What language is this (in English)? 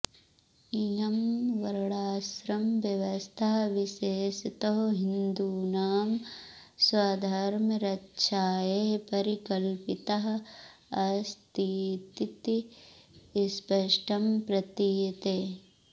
Sanskrit